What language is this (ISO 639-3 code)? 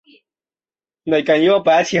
zho